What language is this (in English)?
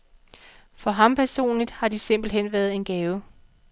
Danish